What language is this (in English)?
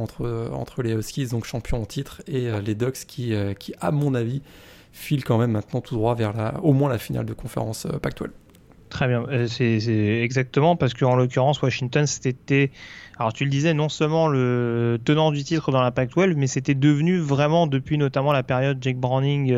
French